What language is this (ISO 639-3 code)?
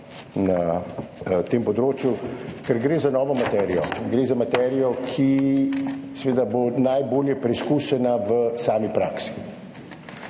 slv